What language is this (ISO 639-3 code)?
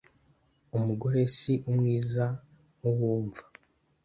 kin